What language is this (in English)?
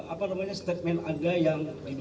Indonesian